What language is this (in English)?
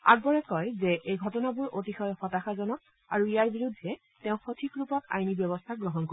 Assamese